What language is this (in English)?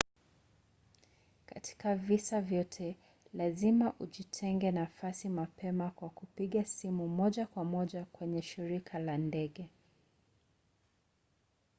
Swahili